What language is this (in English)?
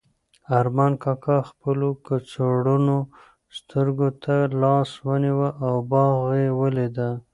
Pashto